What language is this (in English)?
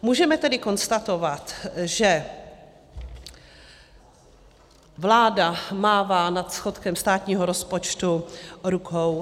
Czech